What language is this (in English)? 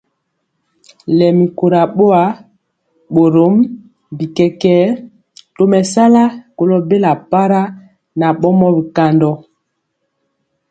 Mpiemo